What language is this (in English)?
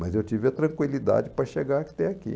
Portuguese